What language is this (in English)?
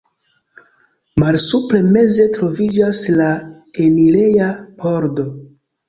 Esperanto